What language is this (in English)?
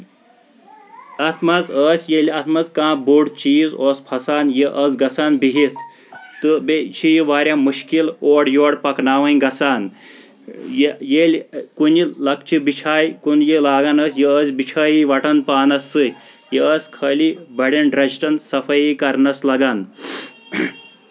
Kashmiri